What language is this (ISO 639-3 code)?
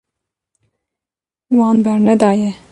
kur